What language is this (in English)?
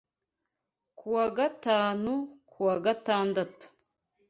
Kinyarwanda